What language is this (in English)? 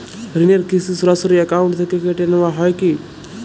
Bangla